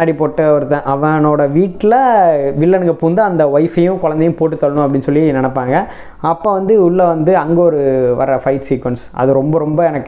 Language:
Tamil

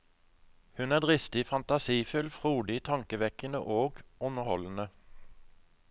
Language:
Norwegian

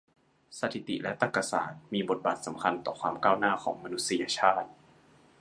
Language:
Thai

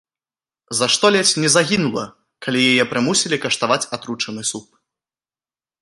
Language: Belarusian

